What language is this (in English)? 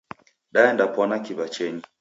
Taita